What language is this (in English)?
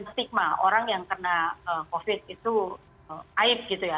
Indonesian